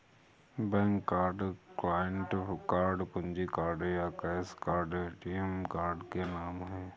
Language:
Hindi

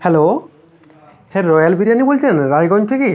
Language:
Bangla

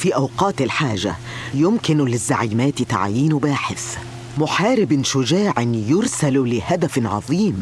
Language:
Arabic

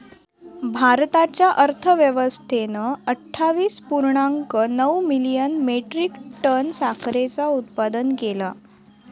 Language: Marathi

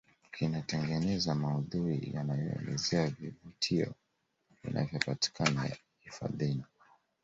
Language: Swahili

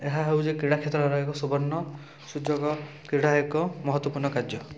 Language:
Odia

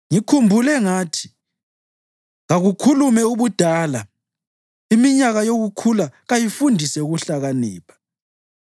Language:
North Ndebele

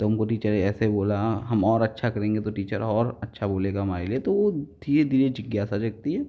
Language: Hindi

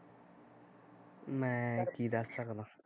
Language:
Punjabi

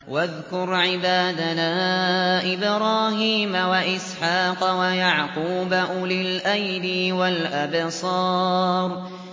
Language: Arabic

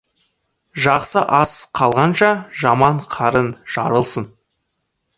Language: Kazakh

